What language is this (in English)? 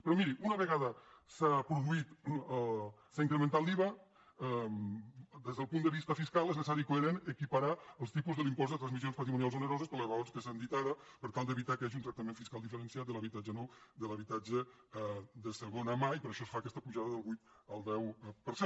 Catalan